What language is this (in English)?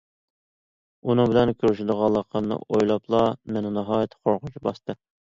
Uyghur